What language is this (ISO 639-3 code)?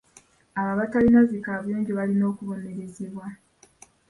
lug